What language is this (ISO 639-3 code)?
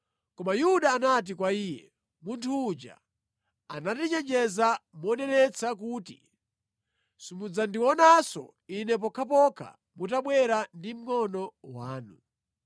nya